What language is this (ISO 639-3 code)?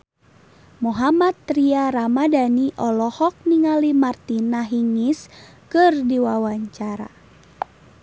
sun